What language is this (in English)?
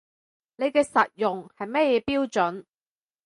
Cantonese